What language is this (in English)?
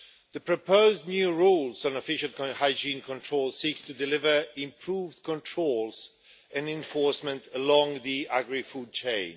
English